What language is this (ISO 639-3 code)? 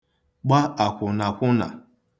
ibo